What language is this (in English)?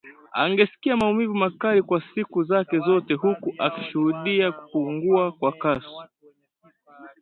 Swahili